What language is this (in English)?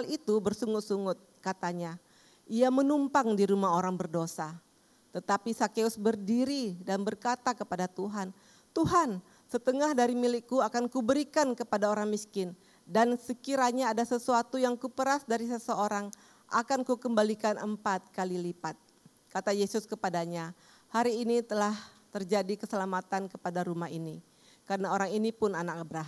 Indonesian